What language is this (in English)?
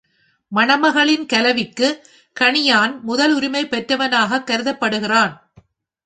Tamil